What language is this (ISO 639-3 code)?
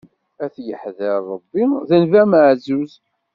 kab